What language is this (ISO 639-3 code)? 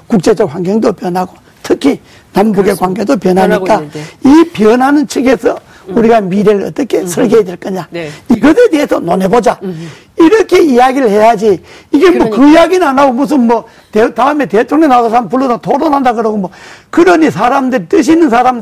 kor